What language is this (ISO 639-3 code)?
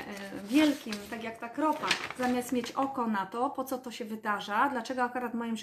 pol